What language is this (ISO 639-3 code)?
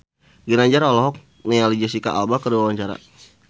sun